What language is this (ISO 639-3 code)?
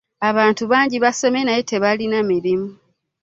lug